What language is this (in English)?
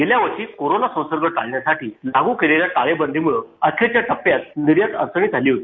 Marathi